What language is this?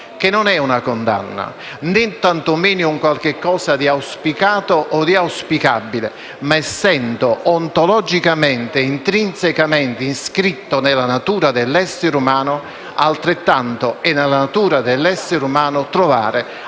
Italian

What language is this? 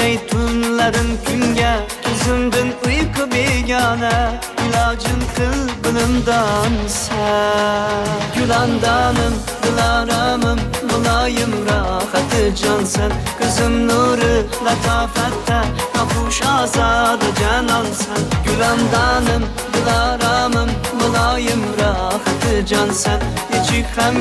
Turkish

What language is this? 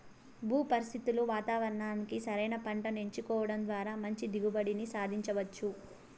Telugu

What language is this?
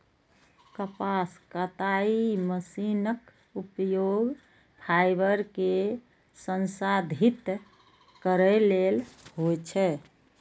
Maithili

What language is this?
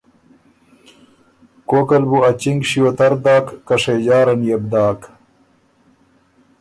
Ormuri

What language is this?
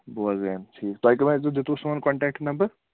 Kashmiri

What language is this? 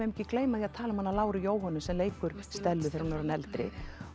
Icelandic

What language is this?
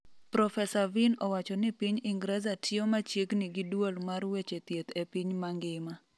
Luo (Kenya and Tanzania)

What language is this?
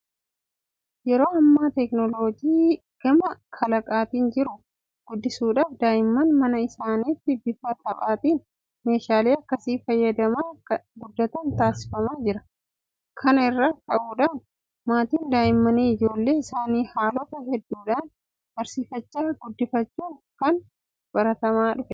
Oromo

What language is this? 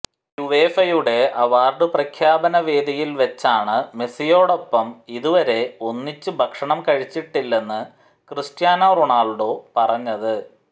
Malayalam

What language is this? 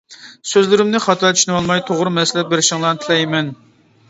Uyghur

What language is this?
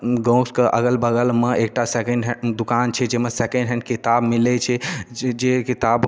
Maithili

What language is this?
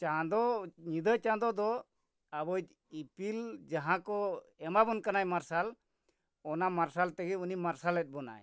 Santali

